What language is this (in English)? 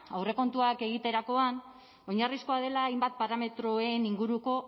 Basque